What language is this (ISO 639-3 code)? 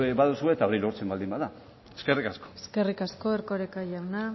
eus